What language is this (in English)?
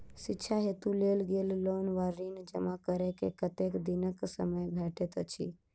Maithili